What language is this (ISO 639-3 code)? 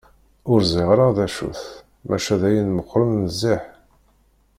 kab